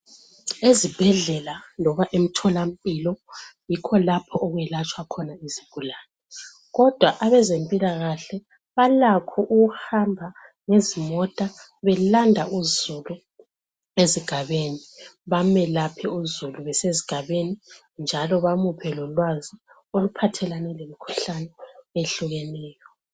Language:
North Ndebele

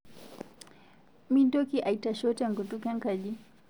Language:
Masai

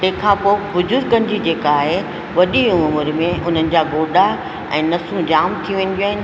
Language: Sindhi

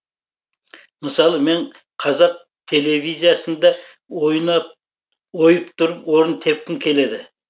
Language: Kazakh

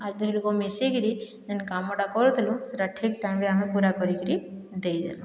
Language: Odia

